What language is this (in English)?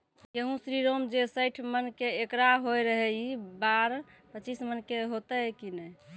Maithili